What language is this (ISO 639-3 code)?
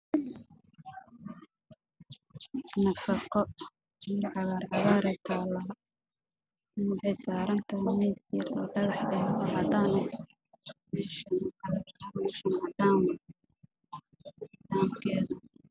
som